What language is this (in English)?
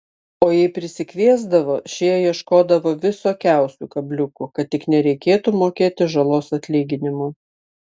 Lithuanian